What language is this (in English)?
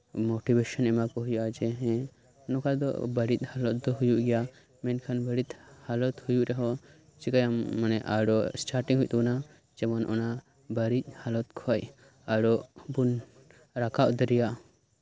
Santali